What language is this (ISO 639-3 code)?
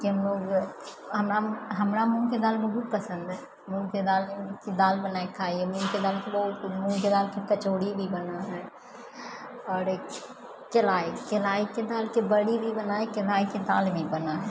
mai